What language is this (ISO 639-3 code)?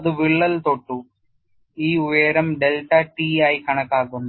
mal